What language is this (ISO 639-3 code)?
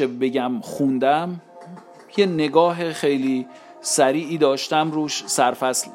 fas